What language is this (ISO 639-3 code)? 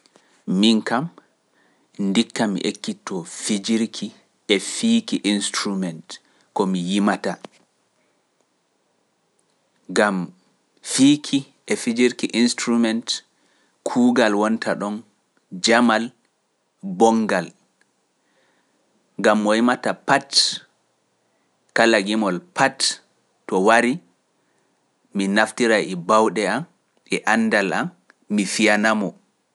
fuf